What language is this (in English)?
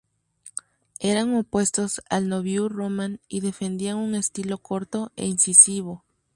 Spanish